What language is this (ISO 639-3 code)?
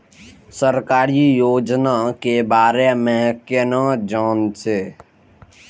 mai